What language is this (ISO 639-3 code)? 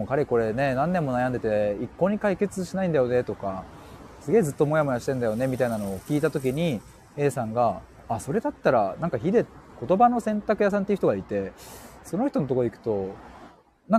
jpn